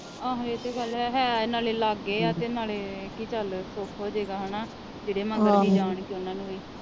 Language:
Punjabi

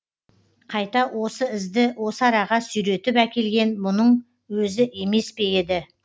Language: Kazakh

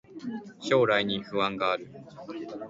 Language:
Japanese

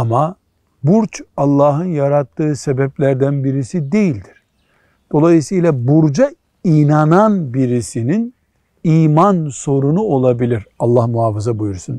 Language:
Turkish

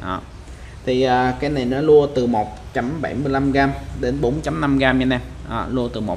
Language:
Vietnamese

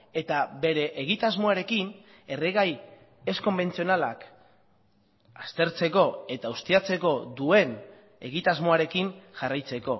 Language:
Basque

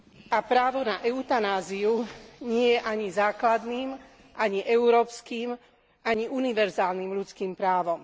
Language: Slovak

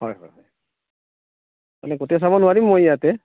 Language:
Assamese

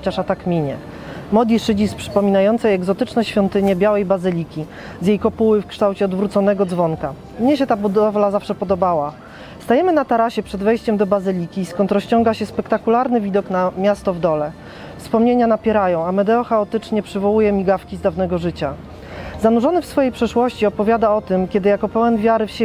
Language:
Polish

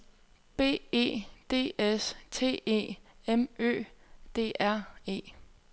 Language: Danish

